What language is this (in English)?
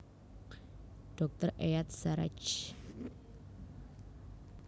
Javanese